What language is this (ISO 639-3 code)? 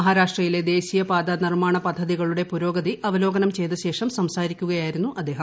mal